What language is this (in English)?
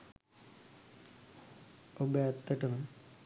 Sinhala